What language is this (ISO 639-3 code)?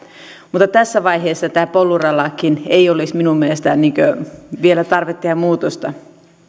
fin